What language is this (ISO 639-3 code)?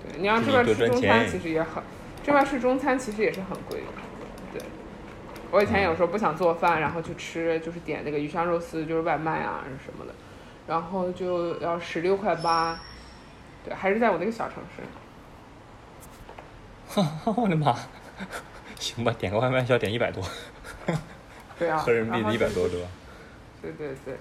zho